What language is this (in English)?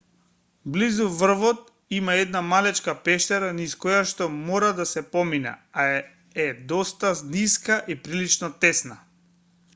Macedonian